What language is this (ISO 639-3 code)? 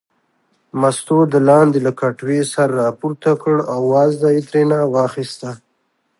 pus